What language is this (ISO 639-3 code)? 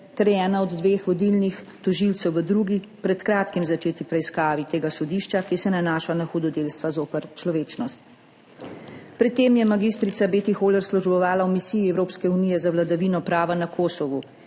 slv